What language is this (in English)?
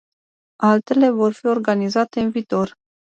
Romanian